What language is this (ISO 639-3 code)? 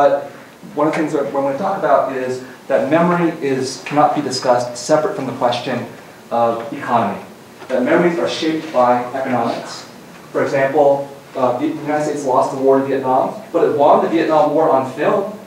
eng